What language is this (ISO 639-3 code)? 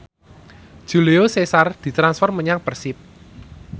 jav